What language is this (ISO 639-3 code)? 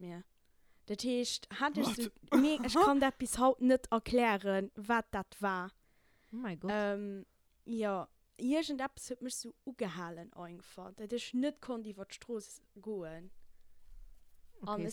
deu